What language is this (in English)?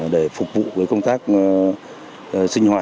Vietnamese